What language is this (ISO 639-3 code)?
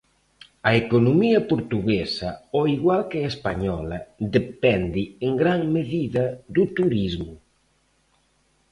glg